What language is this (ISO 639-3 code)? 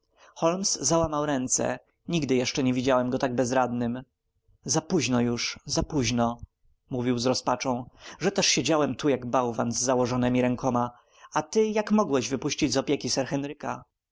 pol